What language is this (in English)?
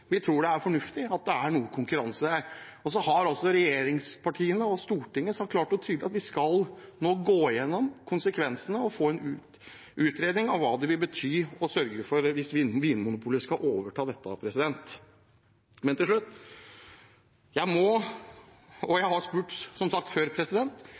Norwegian Bokmål